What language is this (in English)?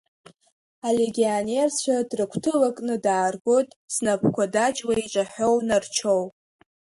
Abkhazian